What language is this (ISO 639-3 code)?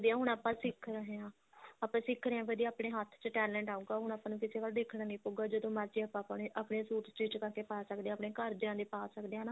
pan